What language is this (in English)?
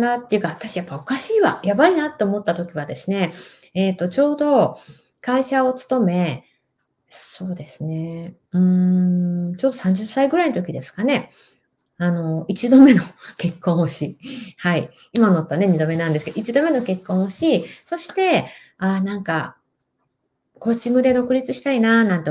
Japanese